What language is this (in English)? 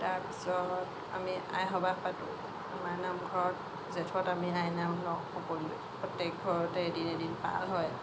Assamese